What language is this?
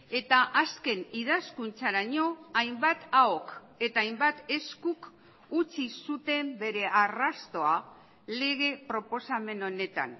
Basque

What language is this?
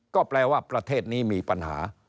Thai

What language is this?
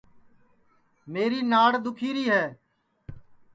Sansi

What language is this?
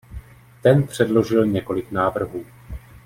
Czech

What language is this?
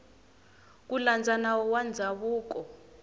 Tsonga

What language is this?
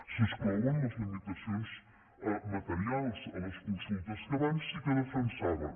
Catalan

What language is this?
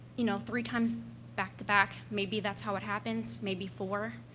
English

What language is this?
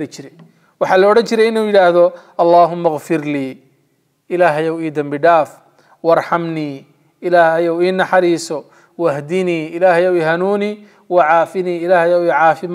Arabic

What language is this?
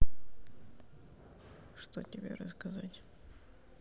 Russian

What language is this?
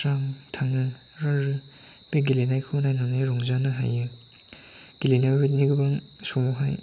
Bodo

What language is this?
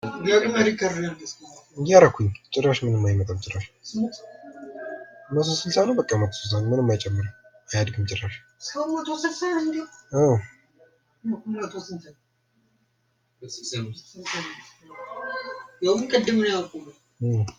Amharic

